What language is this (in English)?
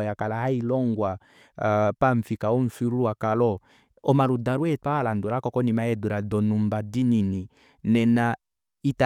Kuanyama